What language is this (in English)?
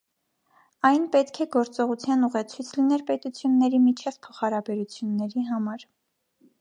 Armenian